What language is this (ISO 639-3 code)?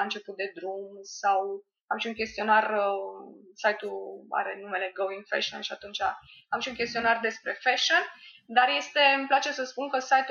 ron